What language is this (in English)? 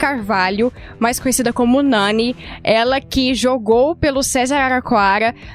Portuguese